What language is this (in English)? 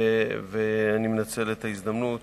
Hebrew